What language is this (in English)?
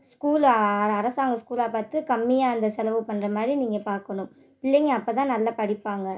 Tamil